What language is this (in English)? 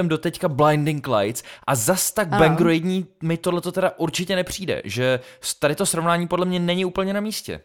Czech